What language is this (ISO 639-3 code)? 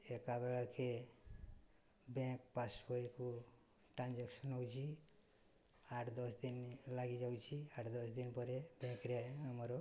ori